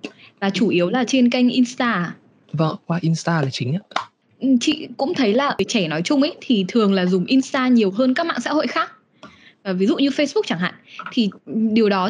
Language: Vietnamese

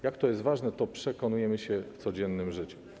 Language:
Polish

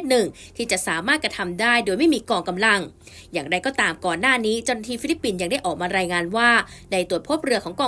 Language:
Thai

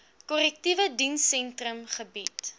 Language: Afrikaans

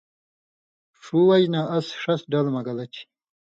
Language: Indus Kohistani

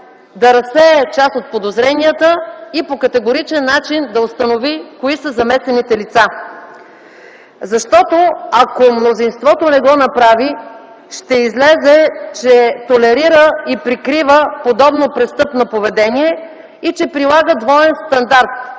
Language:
Bulgarian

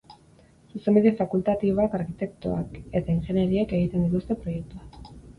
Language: Basque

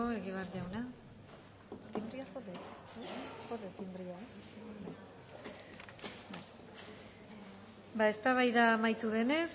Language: Basque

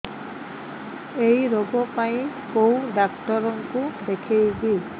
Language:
Odia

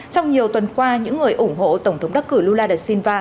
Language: Vietnamese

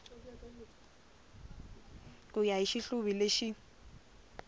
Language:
Tsonga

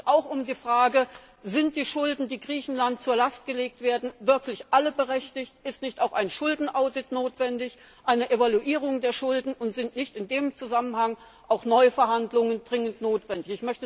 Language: German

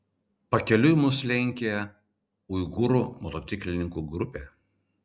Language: Lithuanian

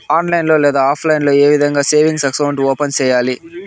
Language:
Telugu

